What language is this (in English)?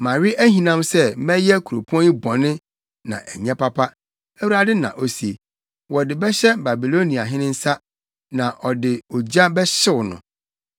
Akan